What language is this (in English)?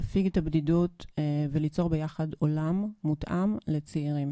Hebrew